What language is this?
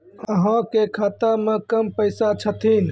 Maithili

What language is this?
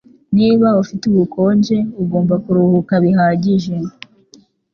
Kinyarwanda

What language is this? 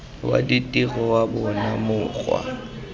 Tswana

